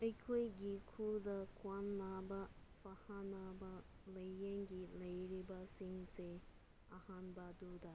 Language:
Manipuri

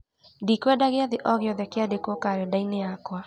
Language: Kikuyu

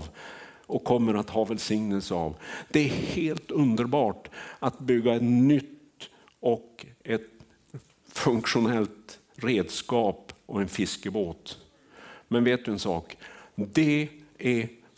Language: Swedish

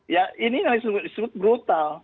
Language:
Indonesian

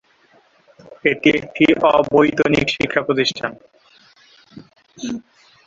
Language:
Bangla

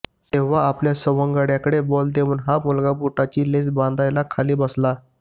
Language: Marathi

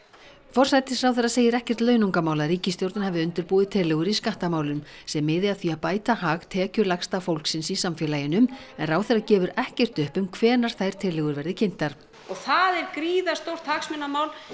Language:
Icelandic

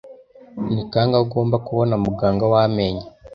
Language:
Kinyarwanda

